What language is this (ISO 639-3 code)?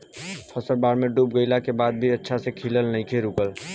bho